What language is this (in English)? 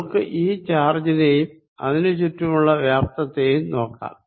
Malayalam